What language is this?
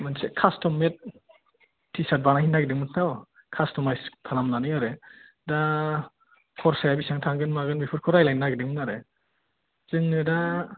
Bodo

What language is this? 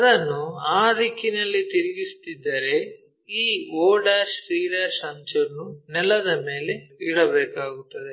Kannada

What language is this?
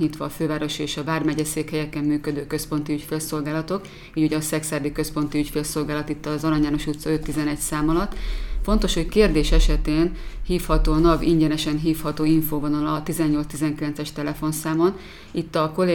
Hungarian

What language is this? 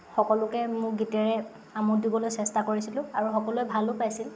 Assamese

